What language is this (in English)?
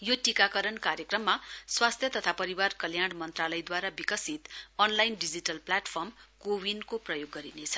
Nepali